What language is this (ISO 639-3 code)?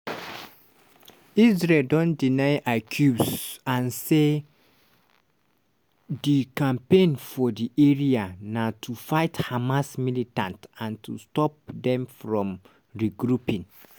pcm